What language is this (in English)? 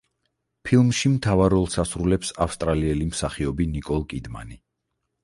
Georgian